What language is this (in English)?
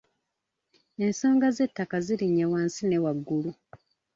Ganda